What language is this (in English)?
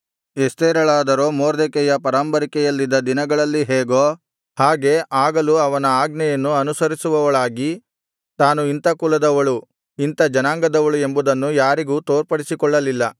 Kannada